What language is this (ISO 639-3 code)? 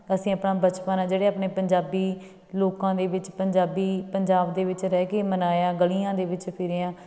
pan